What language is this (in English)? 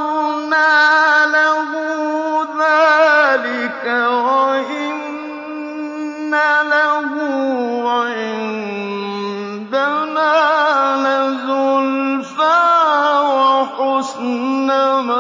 Arabic